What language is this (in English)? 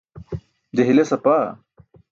Burushaski